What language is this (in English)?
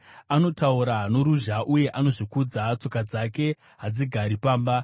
Shona